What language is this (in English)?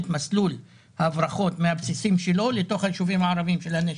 Hebrew